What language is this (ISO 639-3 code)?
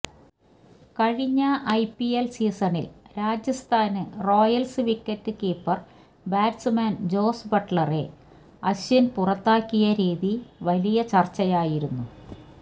mal